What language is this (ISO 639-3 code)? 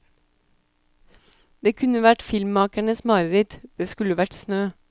nor